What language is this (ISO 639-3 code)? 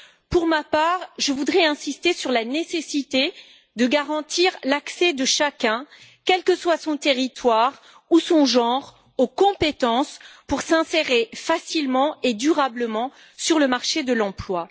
fra